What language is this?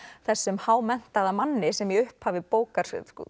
Icelandic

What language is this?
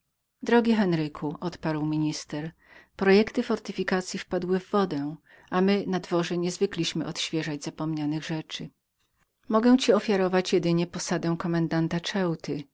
Polish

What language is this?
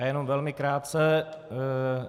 Czech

